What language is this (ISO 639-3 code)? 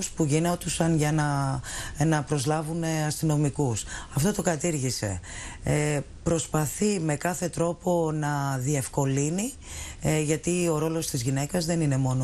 ell